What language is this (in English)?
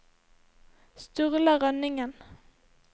Norwegian